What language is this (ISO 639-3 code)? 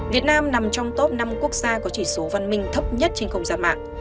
vie